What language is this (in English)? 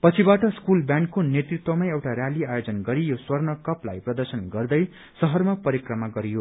Nepali